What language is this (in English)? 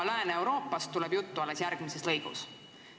Estonian